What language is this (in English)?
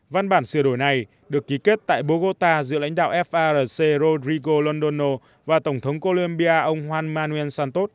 Vietnamese